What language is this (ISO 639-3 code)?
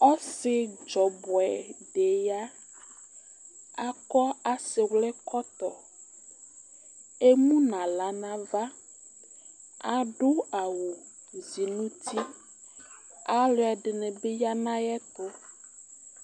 kpo